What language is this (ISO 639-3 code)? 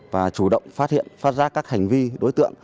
vie